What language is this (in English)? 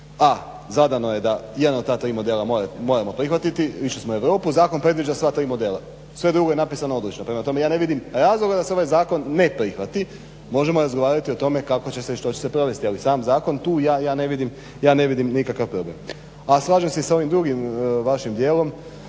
Croatian